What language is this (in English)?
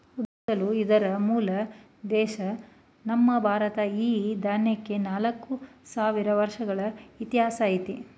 Kannada